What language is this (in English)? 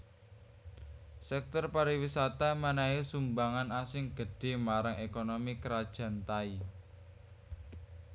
Javanese